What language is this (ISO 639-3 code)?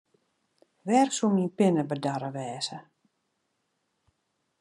fry